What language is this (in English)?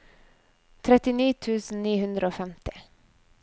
Norwegian